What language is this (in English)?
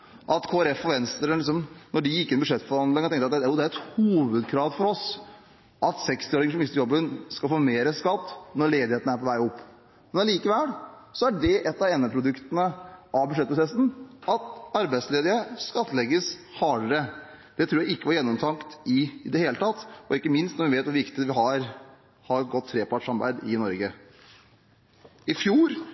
Norwegian Bokmål